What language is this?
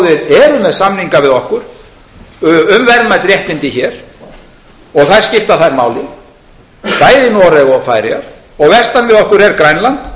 Icelandic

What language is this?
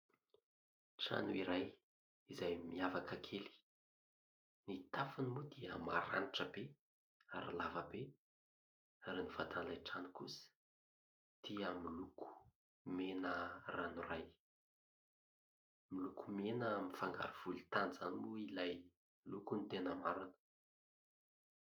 Malagasy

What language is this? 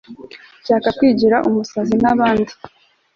Kinyarwanda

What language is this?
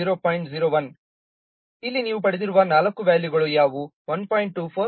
Kannada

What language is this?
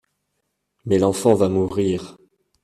French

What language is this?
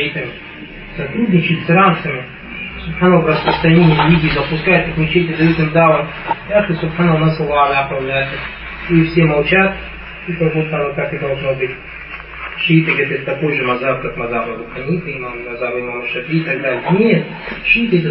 Russian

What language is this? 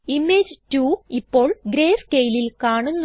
Malayalam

